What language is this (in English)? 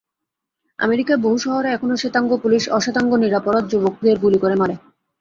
Bangla